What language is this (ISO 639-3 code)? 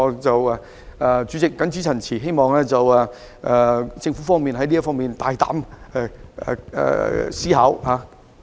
yue